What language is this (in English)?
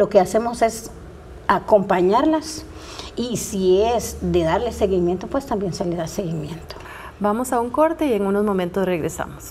Spanish